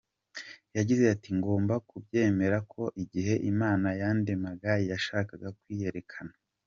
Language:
Kinyarwanda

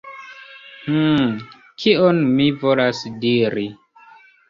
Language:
Esperanto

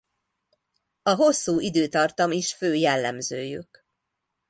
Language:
Hungarian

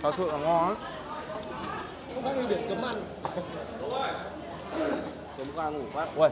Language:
Vietnamese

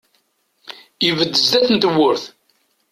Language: Kabyle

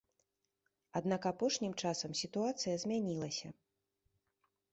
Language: Belarusian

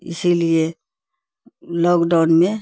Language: Urdu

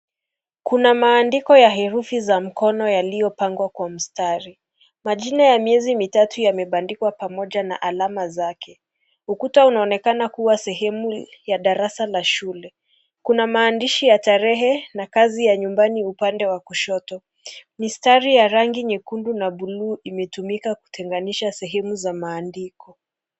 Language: Swahili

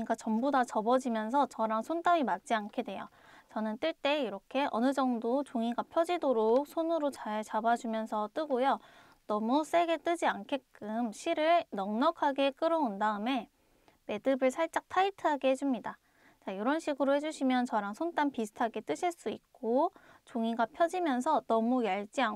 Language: Korean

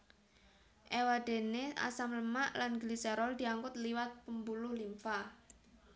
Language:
Javanese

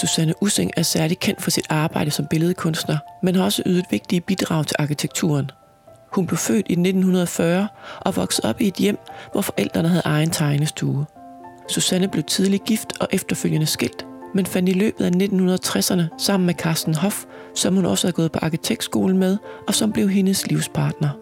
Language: Danish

